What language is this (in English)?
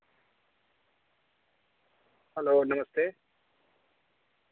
Dogri